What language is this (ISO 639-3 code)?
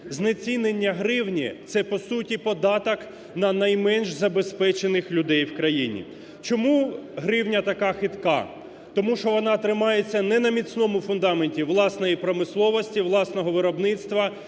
ukr